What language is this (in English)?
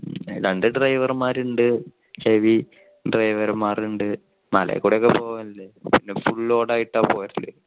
Malayalam